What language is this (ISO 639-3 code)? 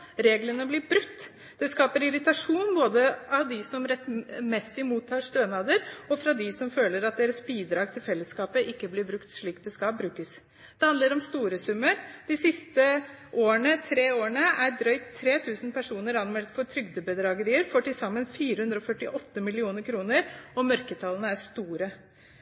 nob